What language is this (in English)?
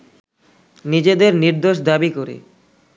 Bangla